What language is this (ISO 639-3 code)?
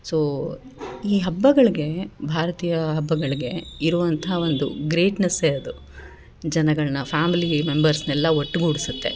kan